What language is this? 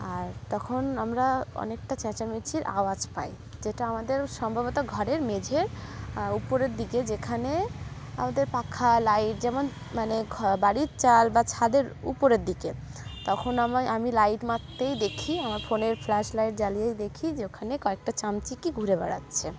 Bangla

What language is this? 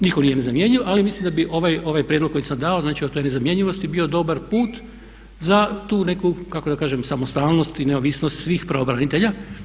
Croatian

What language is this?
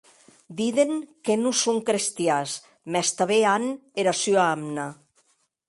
Occitan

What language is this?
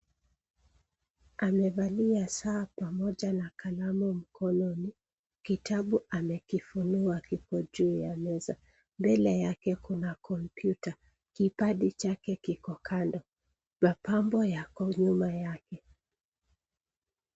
Swahili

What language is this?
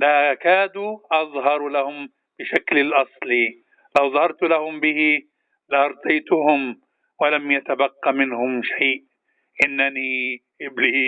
Arabic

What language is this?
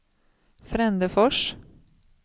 Swedish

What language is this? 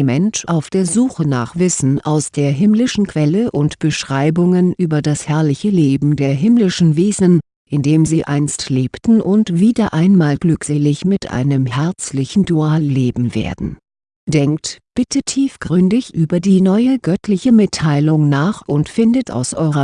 German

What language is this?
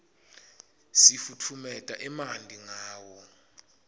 Swati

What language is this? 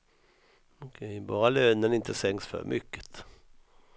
Swedish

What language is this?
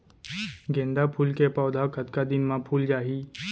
Chhattisgarhi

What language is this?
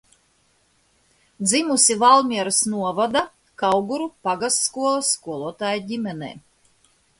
Latvian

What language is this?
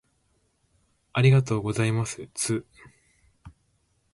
Japanese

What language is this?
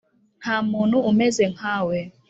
Kinyarwanda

